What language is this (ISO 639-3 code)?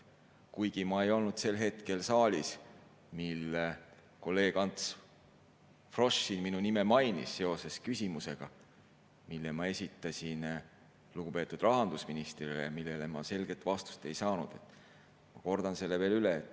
est